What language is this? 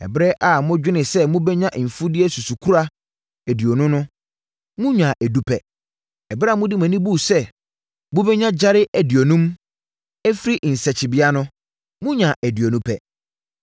Akan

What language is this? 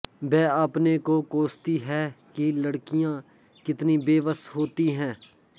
Sanskrit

